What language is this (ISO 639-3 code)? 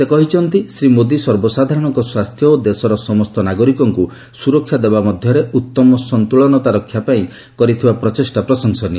ori